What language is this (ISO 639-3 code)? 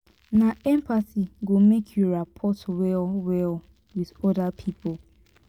pcm